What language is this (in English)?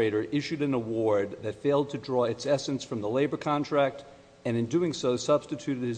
English